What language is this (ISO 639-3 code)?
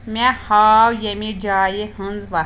kas